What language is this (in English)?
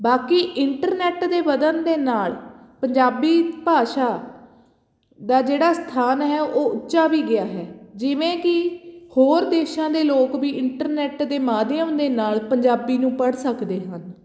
Punjabi